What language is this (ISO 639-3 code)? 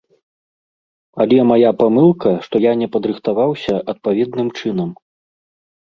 bel